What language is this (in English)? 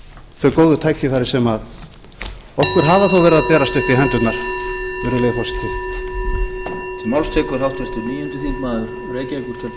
Icelandic